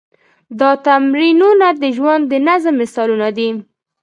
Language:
Pashto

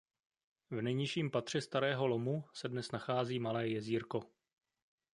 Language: Czech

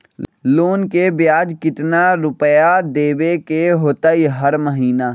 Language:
Magahi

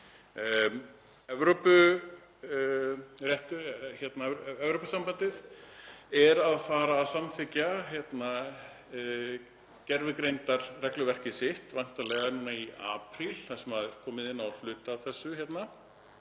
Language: Icelandic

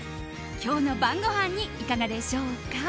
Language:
Japanese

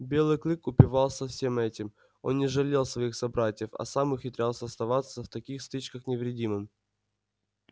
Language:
Russian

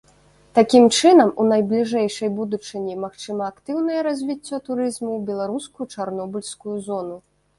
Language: Belarusian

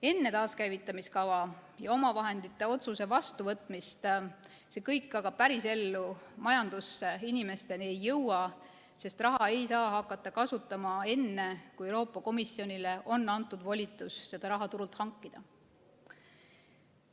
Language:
Estonian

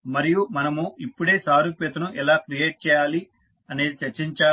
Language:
Telugu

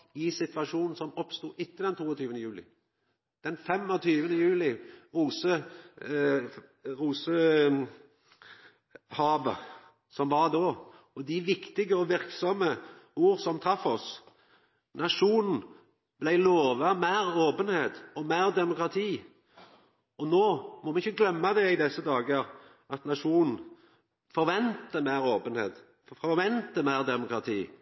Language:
Norwegian Nynorsk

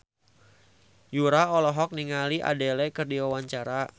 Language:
Sundanese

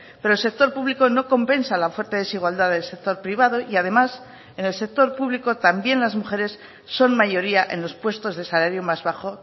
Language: Spanish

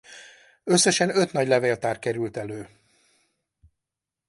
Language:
Hungarian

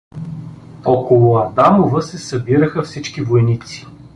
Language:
Bulgarian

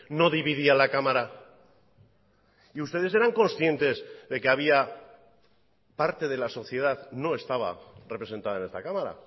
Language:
Spanish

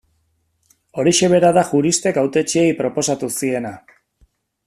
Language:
Basque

